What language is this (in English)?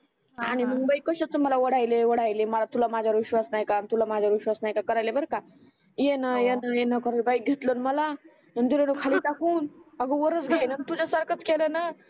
Marathi